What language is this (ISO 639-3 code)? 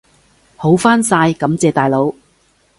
yue